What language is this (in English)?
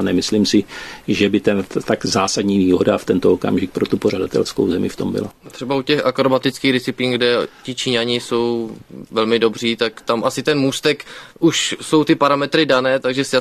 Czech